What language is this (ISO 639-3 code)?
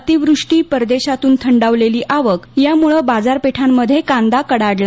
mar